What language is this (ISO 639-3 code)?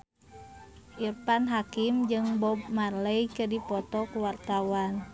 sun